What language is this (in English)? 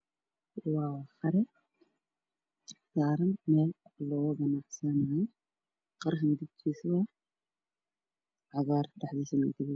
Somali